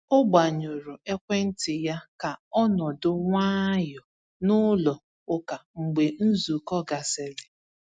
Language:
Igbo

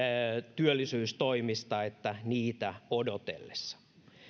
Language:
Finnish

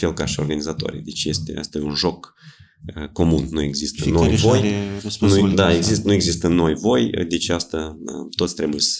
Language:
Romanian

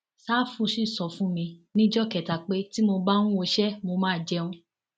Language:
Yoruba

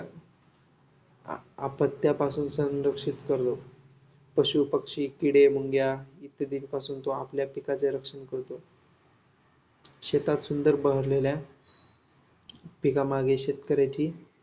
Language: Marathi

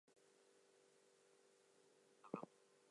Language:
English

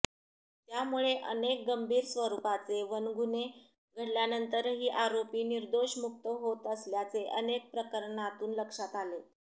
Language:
Marathi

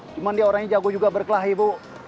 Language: Indonesian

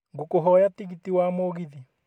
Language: Kikuyu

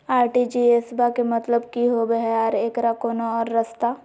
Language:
Magahi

